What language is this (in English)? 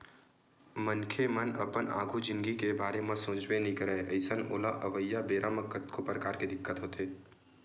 Chhattisgarhi